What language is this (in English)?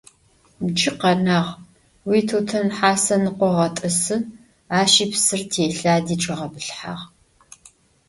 Adyghe